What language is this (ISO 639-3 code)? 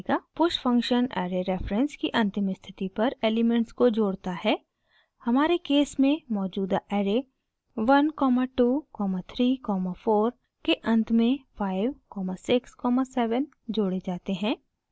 hin